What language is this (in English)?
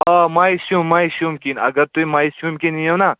Kashmiri